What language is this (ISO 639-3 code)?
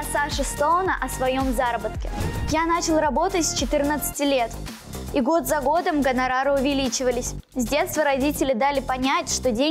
rus